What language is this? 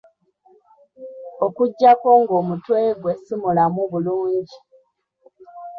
Ganda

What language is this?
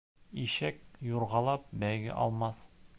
Bashkir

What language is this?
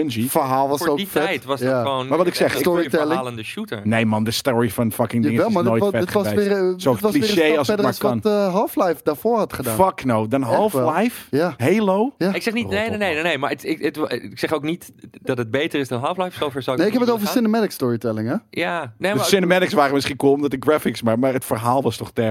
Dutch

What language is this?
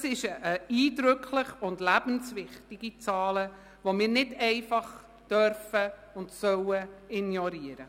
Swiss German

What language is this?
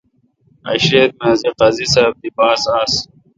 Kalkoti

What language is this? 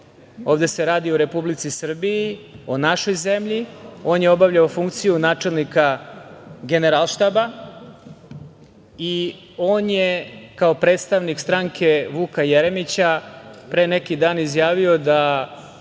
Serbian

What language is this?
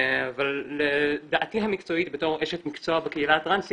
Hebrew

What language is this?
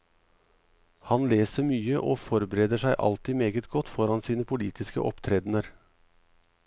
Norwegian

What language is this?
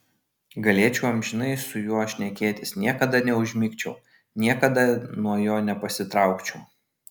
Lithuanian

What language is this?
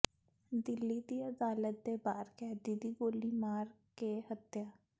Punjabi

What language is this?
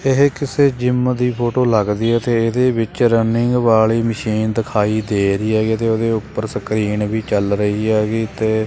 Punjabi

